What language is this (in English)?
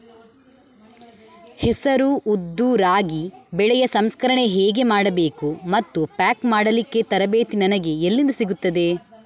Kannada